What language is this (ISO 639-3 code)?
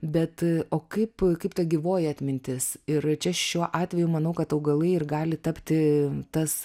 lit